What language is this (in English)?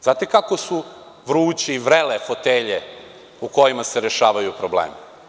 Serbian